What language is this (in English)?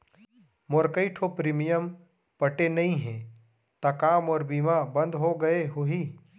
Chhattisgarhi